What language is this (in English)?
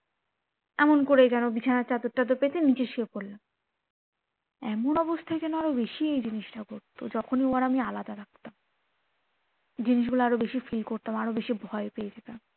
Bangla